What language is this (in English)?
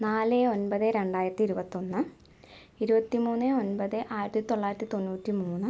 Malayalam